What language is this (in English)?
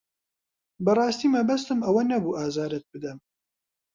Central Kurdish